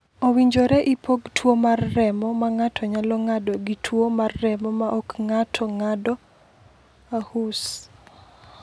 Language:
Luo (Kenya and Tanzania)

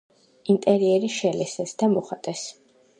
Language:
Georgian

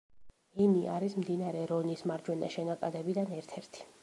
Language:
Georgian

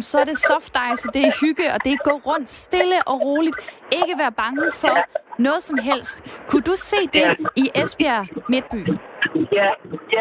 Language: Danish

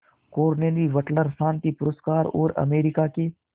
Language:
Hindi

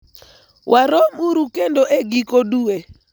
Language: Luo (Kenya and Tanzania)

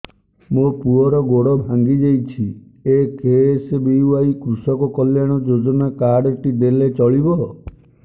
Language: Odia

